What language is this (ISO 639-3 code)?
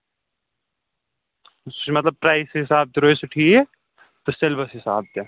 kas